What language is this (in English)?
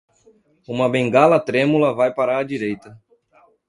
Portuguese